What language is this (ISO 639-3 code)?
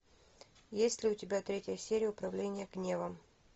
rus